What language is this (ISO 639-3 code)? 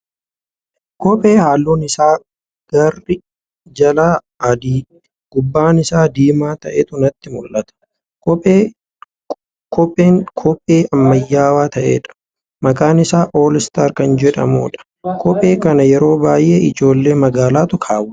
orm